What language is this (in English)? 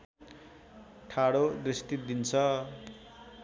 Nepali